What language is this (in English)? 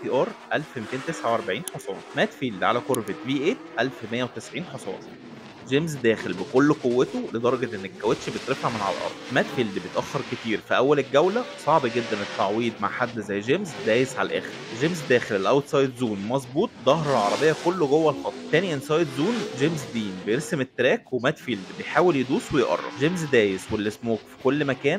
Arabic